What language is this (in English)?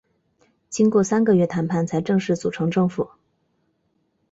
Chinese